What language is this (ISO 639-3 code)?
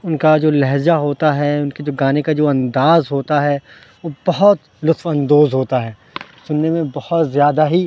urd